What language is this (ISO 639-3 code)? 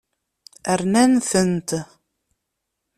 kab